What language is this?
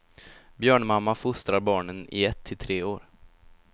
Swedish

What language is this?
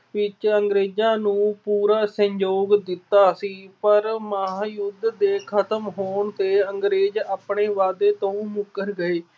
Punjabi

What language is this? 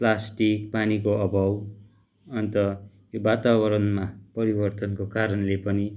Nepali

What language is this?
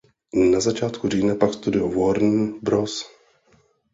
Czech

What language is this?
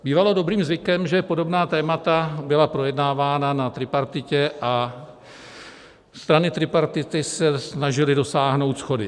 Czech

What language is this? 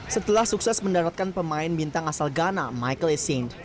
Indonesian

